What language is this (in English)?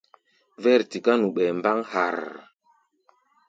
Gbaya